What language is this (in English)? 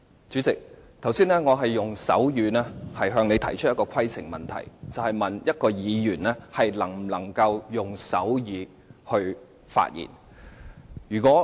Cantonese